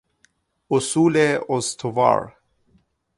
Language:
Persian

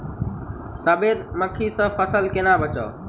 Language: Maithili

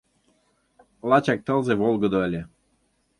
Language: Mari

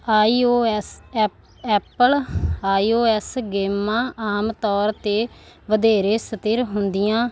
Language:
Punjabi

